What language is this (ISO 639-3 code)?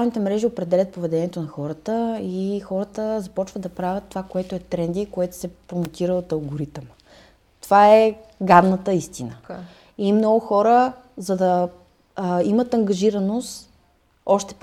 bul